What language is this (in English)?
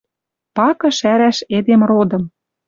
Western Mari